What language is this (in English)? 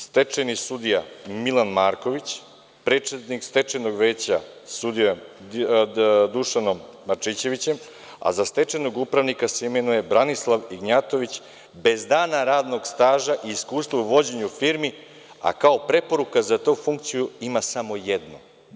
Serbian